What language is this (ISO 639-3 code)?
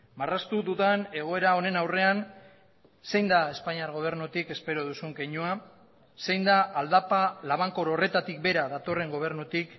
eus